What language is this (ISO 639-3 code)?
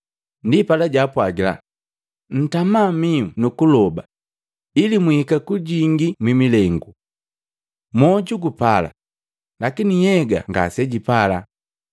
mgv